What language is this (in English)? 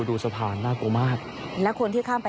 Thai